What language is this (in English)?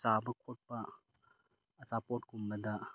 Manipuri